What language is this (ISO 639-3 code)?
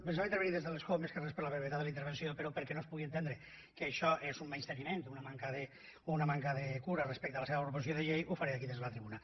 cat